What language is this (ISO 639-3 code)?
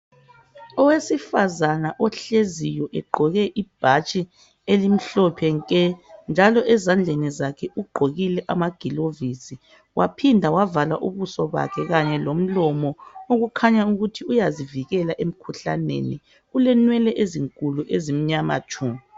nde